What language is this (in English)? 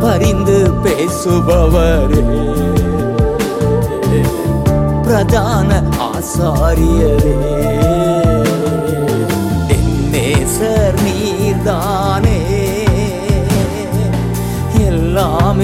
Urdu